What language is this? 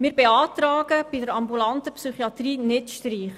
Swiss German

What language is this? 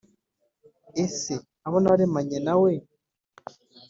Kinyarwanda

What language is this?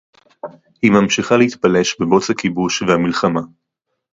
Hebrew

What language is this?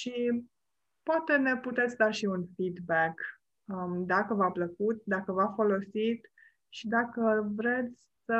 Romanian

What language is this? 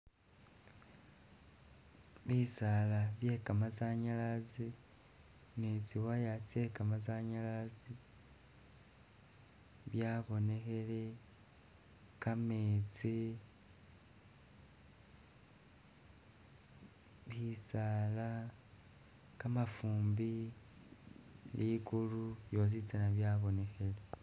Masaaba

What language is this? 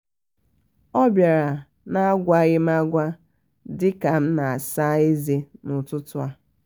Igbo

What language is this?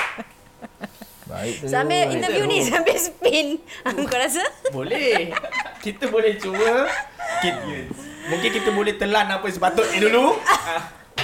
Malay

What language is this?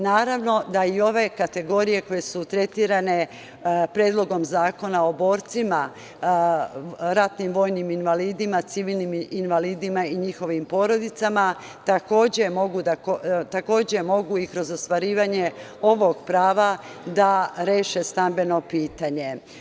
Serbian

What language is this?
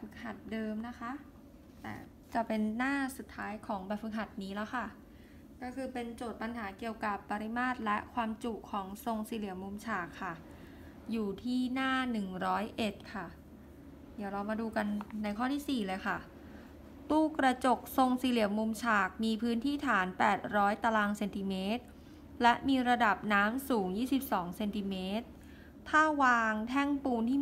Thai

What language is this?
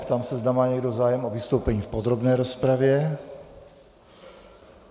Czech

